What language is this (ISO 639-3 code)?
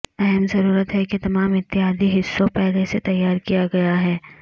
urd